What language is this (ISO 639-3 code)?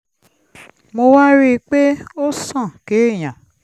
yor